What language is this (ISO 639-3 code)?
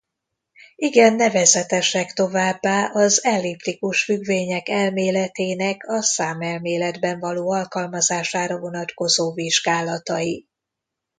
hun